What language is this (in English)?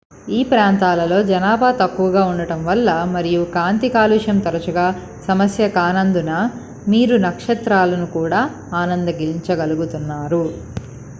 Telugu